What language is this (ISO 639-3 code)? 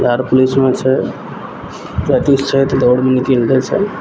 mai